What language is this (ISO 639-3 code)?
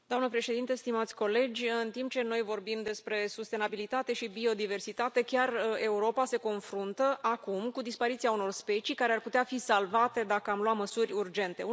ron